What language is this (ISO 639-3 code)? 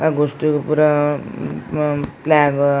tcy